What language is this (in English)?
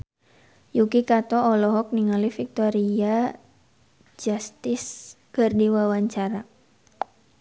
Sundanese